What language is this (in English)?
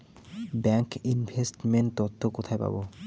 Bangla